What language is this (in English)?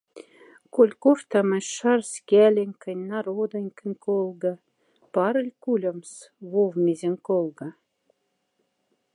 Moksha